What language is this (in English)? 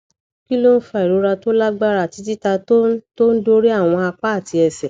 Yoruba